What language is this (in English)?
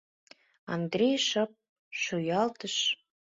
Mari